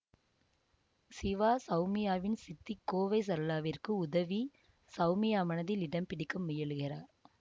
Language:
Tamil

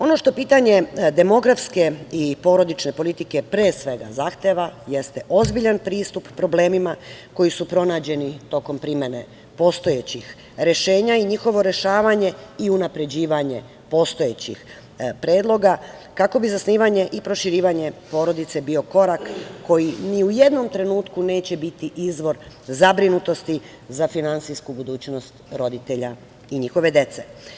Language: Serbian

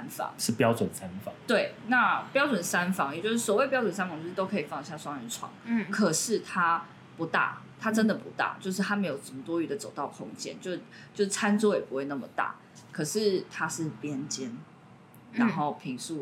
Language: Chinese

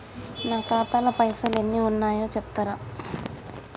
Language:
Telugu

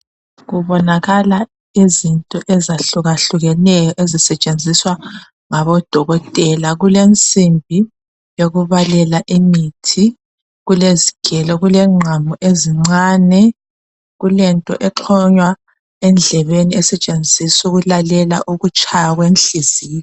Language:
North Ndebele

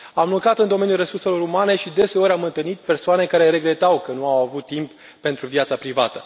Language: Romanian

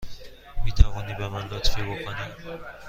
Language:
Persian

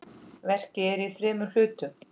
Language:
Icelandic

